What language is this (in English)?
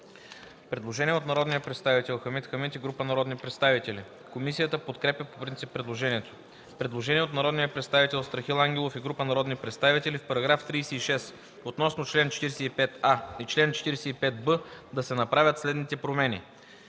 Bulgarian